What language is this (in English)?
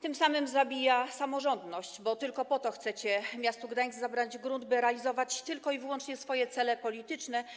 Polish